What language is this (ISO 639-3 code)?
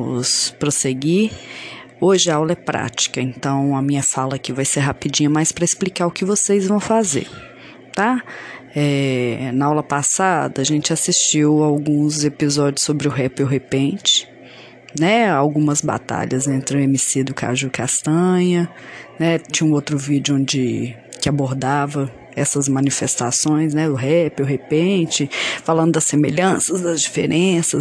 por